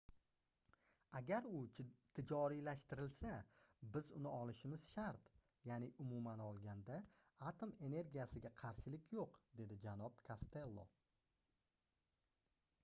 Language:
Uzbek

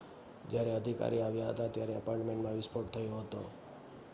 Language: Gujarati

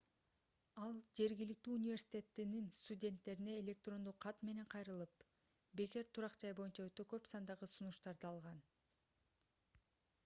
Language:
Kyrgyz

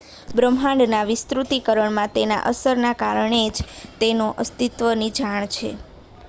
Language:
Gujarati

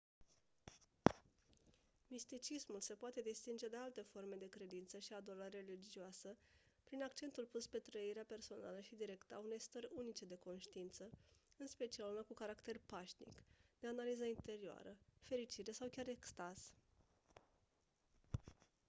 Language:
Romanian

